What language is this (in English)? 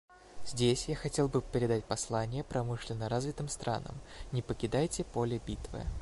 Russian